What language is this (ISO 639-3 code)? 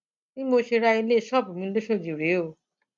yor